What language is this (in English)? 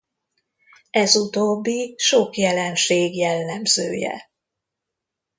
Hungarian